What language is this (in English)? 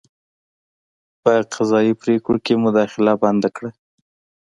Pashto